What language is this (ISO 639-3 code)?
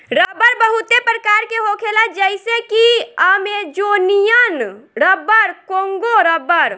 bho